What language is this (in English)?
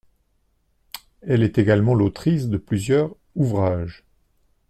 French